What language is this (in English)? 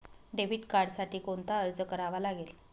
Marathi